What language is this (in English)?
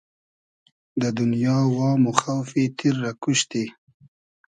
Hazaragi